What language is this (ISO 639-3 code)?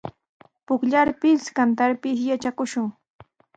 qws